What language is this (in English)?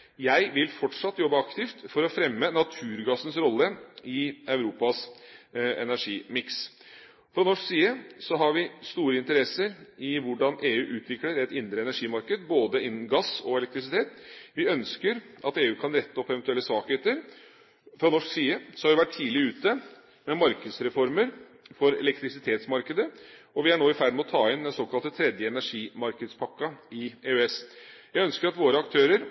Norwegian Bokmål